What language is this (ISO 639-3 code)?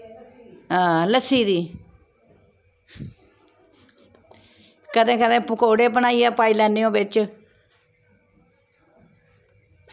doi